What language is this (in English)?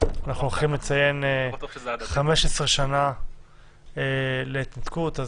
Hebrew